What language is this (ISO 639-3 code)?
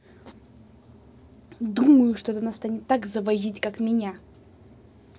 rus